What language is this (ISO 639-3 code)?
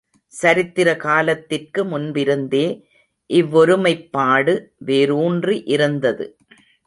tam